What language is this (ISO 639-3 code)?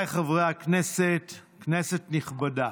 heb